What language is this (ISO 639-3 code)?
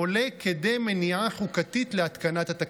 heb